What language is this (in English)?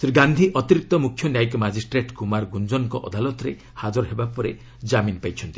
Odia